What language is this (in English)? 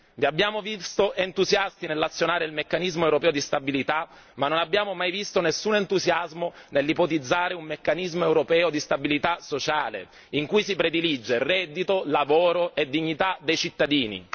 Italian